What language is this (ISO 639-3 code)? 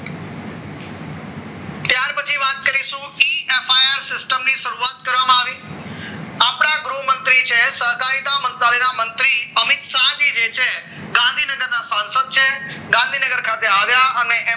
guj